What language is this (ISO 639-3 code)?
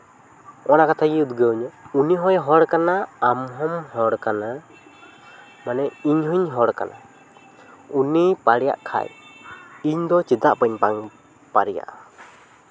sat